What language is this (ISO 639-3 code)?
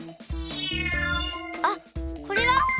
jpn